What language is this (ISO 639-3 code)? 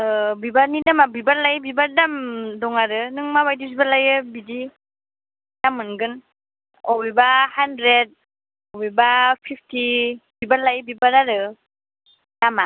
brx